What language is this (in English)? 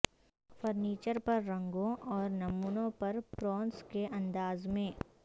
Urdu